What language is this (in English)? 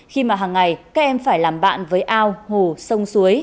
Vietnamese